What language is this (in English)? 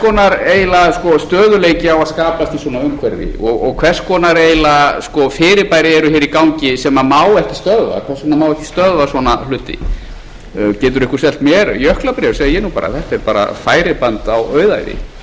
Icelandic